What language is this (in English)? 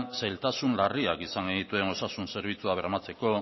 Basque